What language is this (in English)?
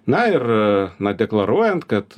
Lithuanian